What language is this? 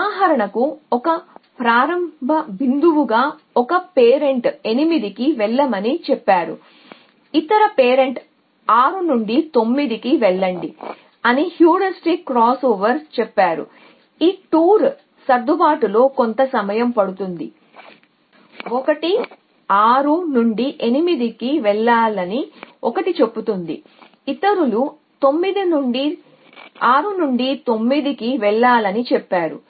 Telugu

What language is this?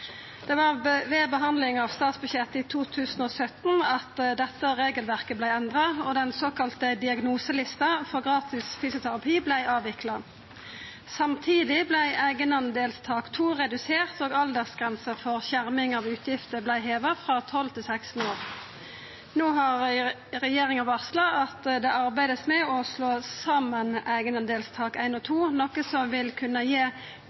Norwegian Nynorsk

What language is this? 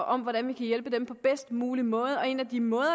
Danish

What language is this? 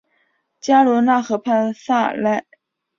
Chinese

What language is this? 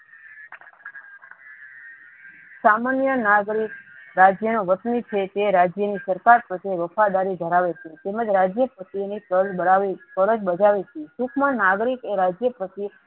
Gujarati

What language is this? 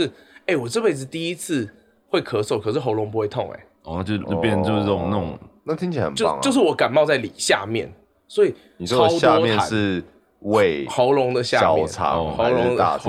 Chinese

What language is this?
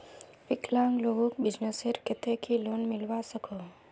Magahi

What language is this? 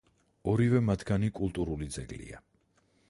Georgian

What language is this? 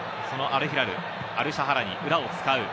Japanese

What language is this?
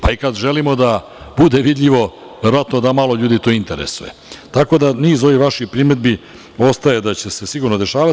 Serbian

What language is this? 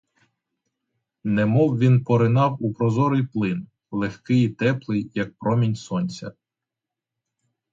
Ukrainian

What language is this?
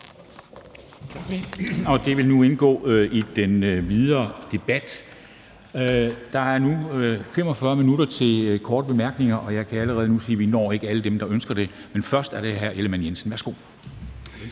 Danish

